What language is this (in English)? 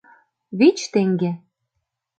Mari